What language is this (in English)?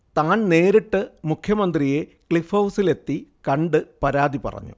Malayalam